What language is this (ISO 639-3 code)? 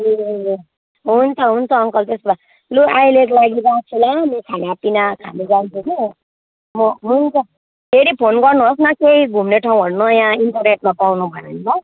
nep